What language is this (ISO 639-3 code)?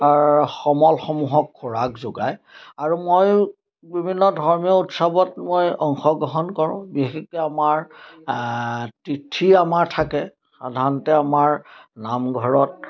asm